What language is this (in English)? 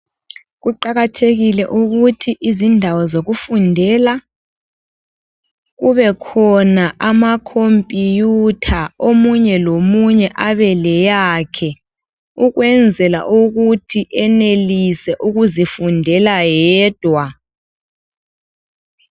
North Ndebele